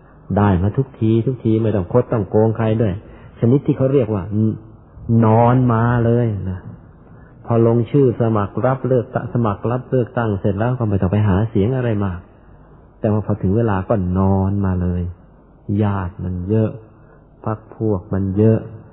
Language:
Thai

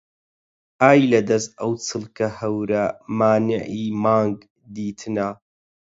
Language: Central Kurdish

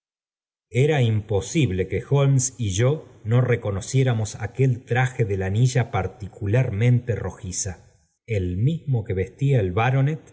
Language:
Spanish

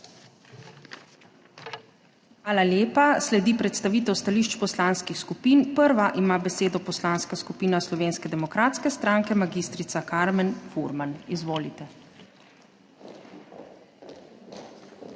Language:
Slovenian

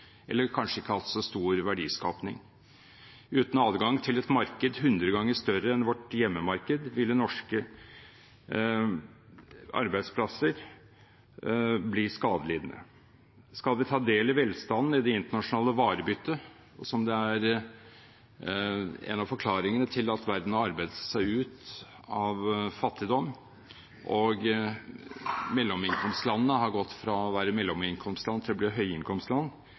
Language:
Norwegian Bokmål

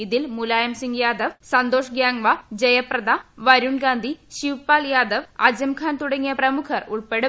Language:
Malayalam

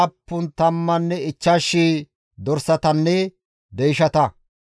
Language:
Gamo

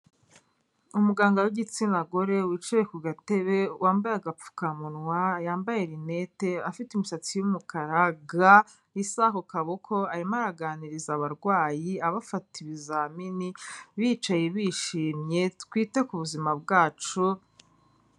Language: Kinyarwanda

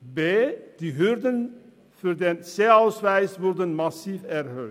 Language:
Swiss German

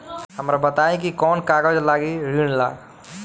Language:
Bhojpuri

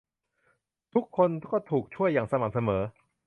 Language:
Thai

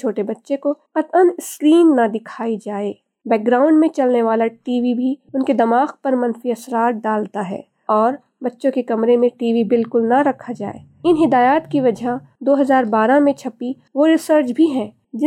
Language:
Urdu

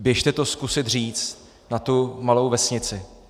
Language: Czech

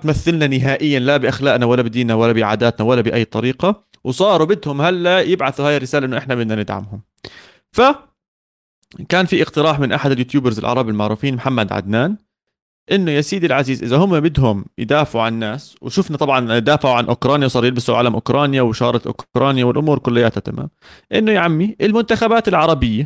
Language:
Arabic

